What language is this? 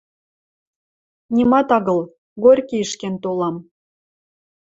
Western Mari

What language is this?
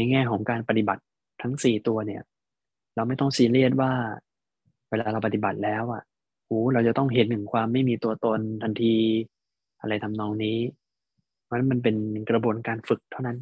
Thai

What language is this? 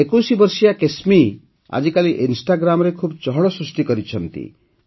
Odia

